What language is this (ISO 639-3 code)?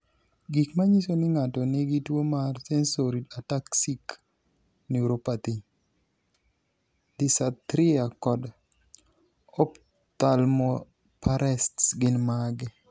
luo